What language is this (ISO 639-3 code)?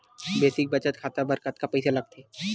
hne